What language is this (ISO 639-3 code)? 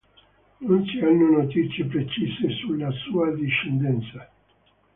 ita